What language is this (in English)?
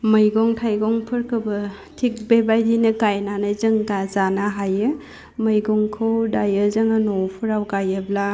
Bodo